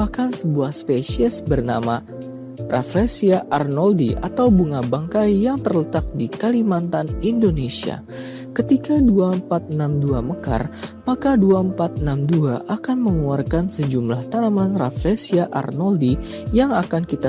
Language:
Indonesian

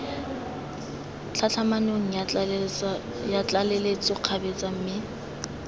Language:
Tswana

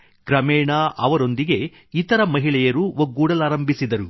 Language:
Kannada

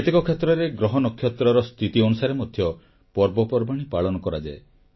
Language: Odia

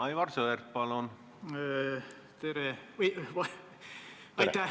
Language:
Estonian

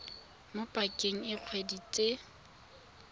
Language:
Tswana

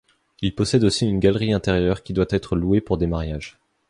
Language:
French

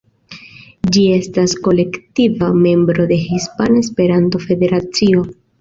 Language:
Esperanto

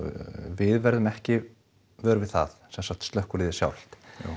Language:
Icelandic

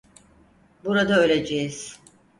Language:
Turkish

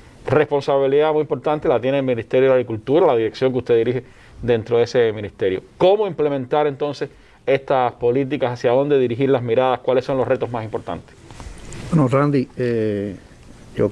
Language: Spanish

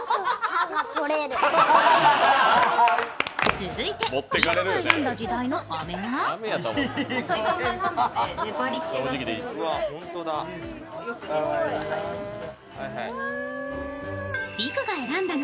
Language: Japanese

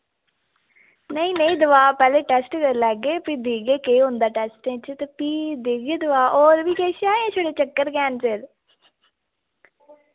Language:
Dogri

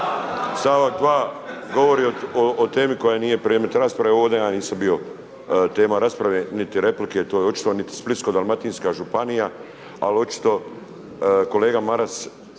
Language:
Croatian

